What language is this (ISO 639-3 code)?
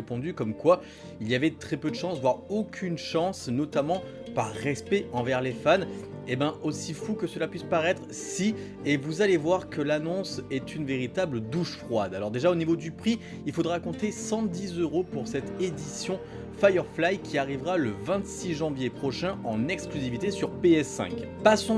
fra